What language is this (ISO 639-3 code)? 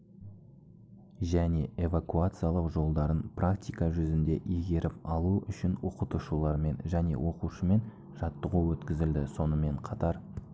kaz